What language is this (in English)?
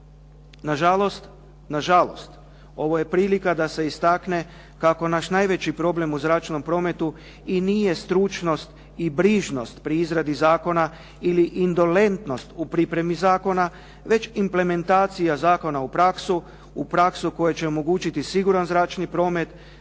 Croatian